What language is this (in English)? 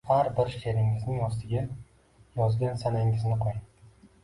Uzbek